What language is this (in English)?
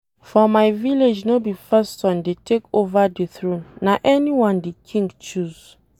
Nigerian Pidgin